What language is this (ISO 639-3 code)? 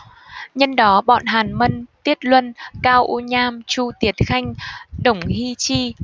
vie